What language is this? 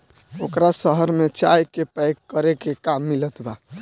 Bhojpuri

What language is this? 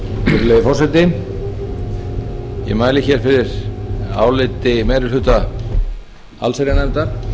Icelandic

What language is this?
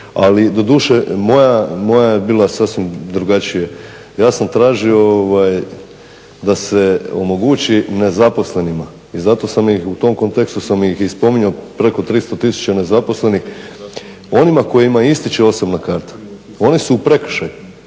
Croatian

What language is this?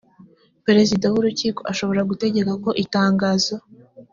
Kinyarwanda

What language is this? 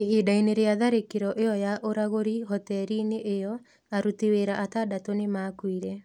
Kikuyu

